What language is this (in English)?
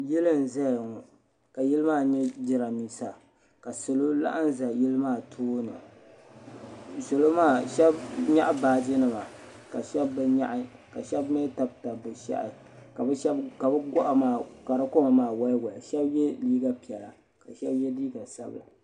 Dagbani